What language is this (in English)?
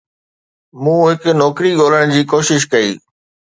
Sindhi